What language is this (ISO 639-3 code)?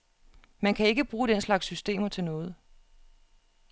dan